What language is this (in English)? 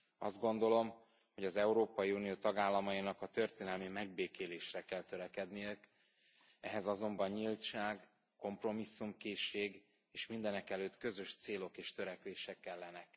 Hungarian